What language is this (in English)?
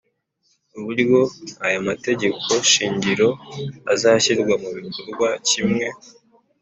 Kinyarwanda